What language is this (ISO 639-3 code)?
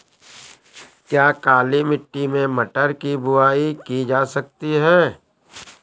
hin